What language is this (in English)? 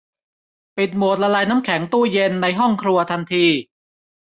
Thai